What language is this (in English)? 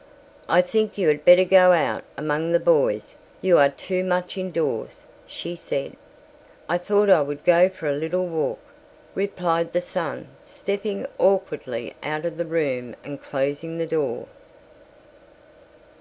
English